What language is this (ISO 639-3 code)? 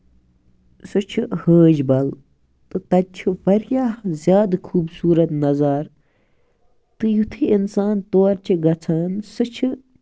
kas